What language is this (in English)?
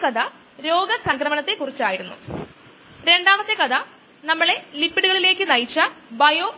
Malayalam